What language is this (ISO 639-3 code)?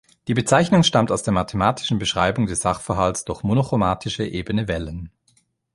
deu